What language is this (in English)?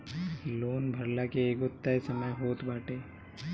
Bhojpuri